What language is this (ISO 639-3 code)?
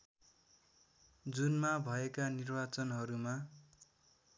nep